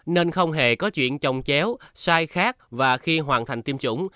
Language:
Vietnamese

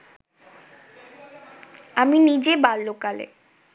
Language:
Bangla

